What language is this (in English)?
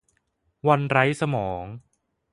Thai